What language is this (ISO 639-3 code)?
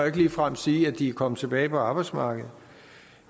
dan